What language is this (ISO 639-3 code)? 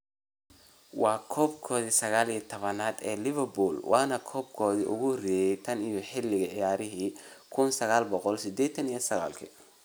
som